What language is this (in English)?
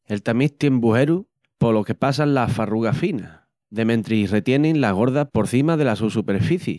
Extremaduran